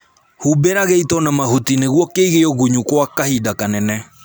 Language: Kikuyu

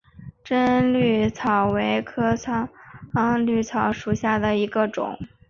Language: Chinese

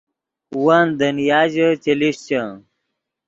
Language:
Yidgha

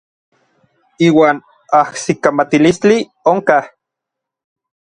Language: Orizaba Nahuatl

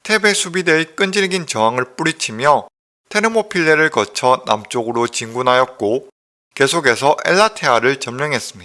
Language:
Korean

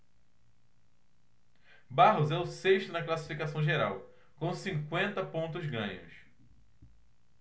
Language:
Portuguese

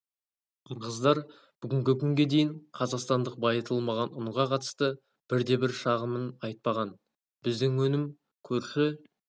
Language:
Kazakh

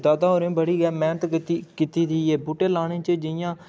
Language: Dogri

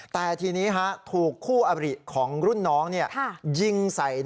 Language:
Thai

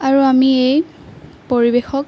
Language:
Assamese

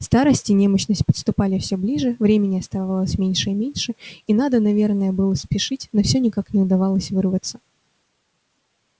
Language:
Russian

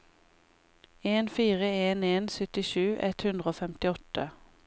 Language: Norwegian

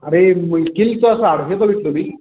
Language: Marathi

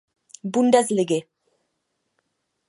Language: Czech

